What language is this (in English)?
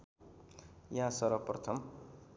Nepali